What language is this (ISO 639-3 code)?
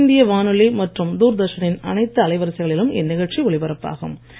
tam